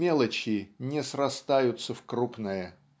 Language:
Russian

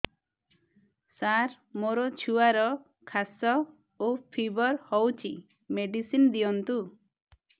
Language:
Odia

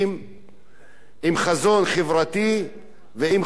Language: Hebrew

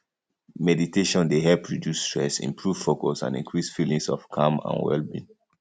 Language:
Nigerian Pidgin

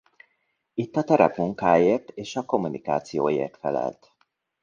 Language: Hungarian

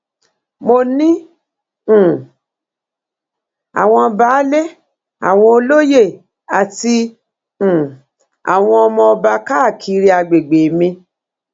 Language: Yoruba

